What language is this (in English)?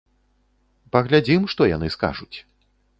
Belarusian